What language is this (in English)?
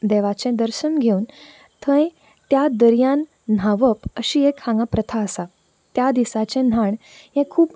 Konkani